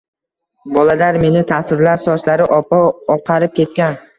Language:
Uzbek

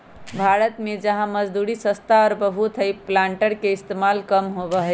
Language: Magahi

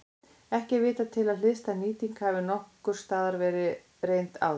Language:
Icelandic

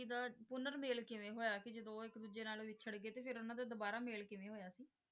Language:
Punjabi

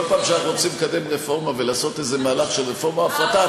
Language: Hebrew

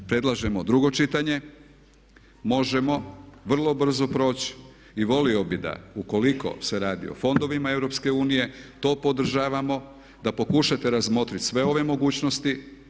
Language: Croatian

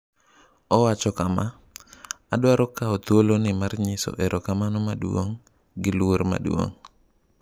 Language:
Luo (Kenya and Tanzania)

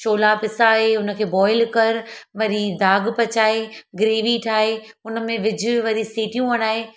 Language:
Sindhi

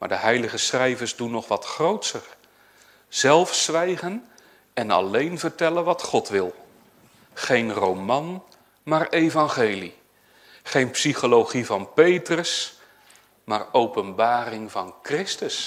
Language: Dutch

